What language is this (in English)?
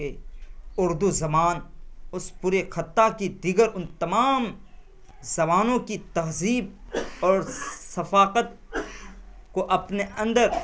Urdu